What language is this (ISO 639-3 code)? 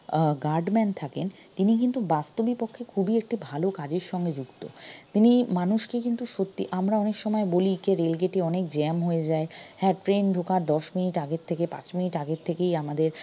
ben